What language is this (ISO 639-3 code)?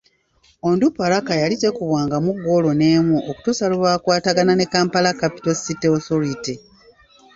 lug